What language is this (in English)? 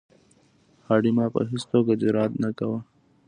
Pashto